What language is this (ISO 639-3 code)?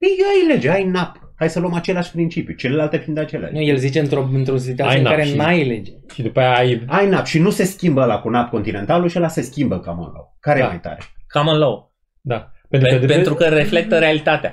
ron